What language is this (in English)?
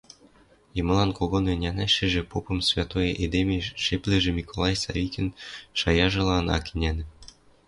Western Mari